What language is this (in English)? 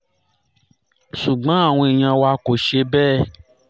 Yoruba